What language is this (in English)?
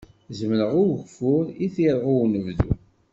Kabyle